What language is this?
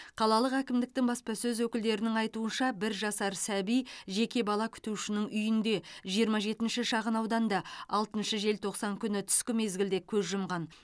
Kazakh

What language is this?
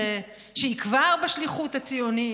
Hebrew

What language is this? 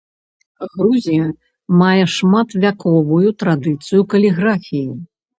Belarusian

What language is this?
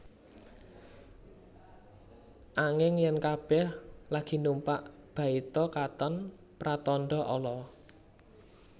Javanese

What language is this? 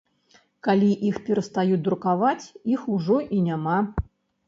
Belarusian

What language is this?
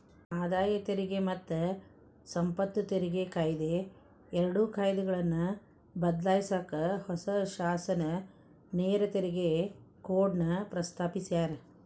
Kannada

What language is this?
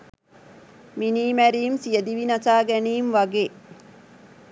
Sinhala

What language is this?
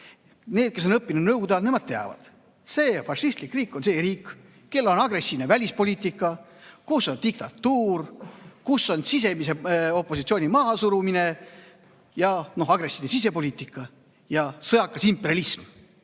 Estonian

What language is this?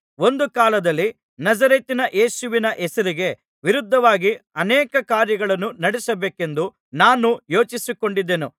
Kannada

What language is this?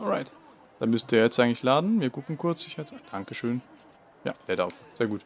German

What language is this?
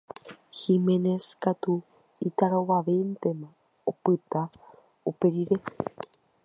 Guarani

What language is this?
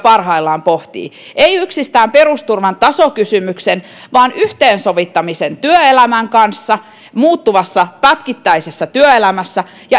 Finnish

